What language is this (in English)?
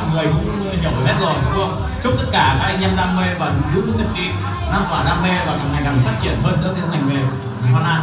Vietnamese